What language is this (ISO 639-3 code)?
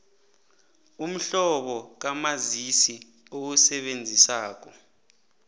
nbl